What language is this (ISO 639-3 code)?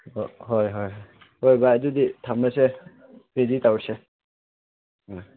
mni